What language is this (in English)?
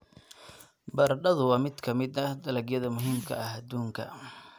Somali